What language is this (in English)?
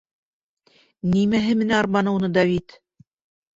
Bashkir